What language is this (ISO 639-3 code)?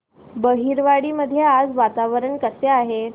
mar